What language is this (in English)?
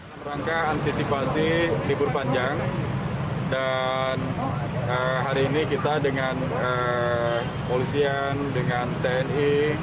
Indonesian